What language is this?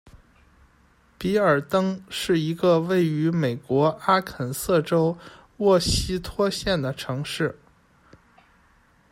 Chinese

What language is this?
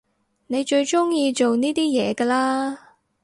Cantonese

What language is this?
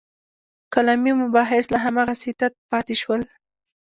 Pashto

